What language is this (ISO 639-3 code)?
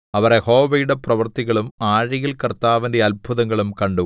mal